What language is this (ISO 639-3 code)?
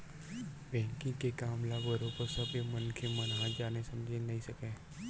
hne